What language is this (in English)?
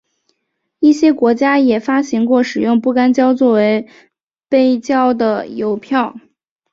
Chinese